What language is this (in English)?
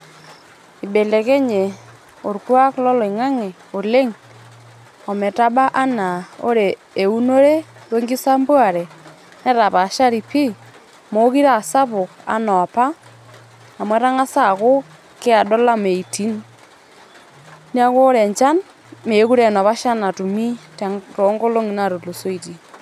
Masai